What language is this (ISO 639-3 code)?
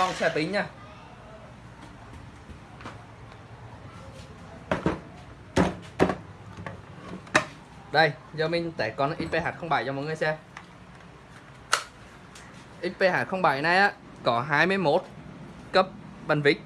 vie